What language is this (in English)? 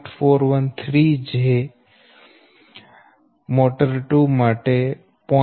Gujarati